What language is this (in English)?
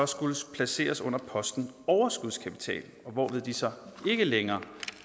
Danish